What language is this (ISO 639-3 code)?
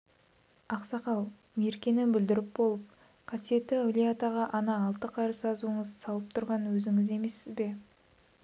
kaz